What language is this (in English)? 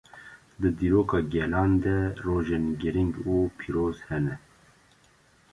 Kurdish